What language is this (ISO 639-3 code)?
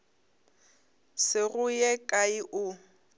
nso